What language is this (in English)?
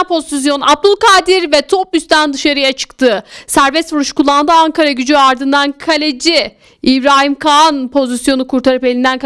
Turkish